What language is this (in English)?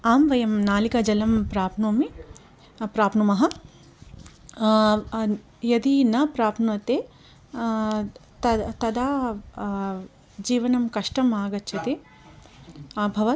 Sanskrit